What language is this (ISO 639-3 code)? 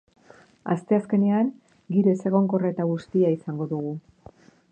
eus